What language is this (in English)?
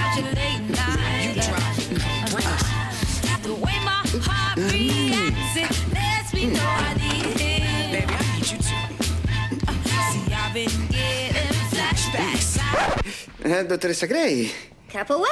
Italian